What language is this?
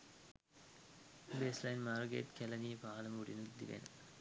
Sinhala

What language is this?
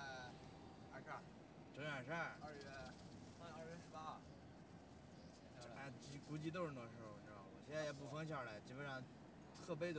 Chinese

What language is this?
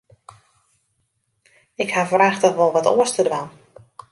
Western Frisian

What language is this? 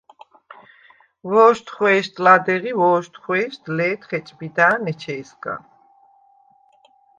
Svan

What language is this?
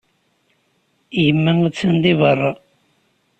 Kabyle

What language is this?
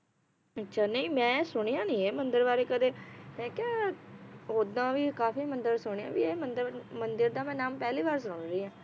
Punjabi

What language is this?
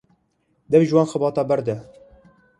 Kurdish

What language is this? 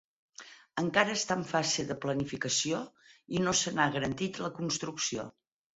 Catalan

